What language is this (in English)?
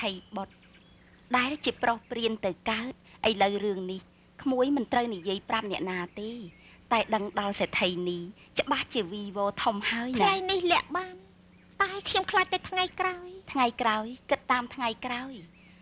Thai